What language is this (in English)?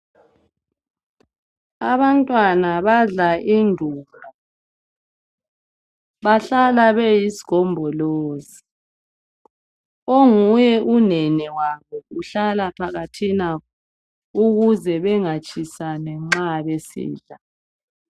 North Ndebele